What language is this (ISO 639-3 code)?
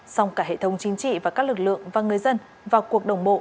vie